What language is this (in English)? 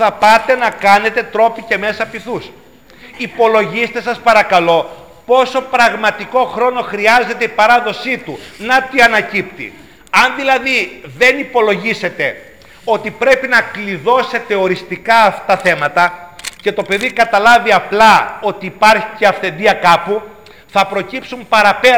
Greek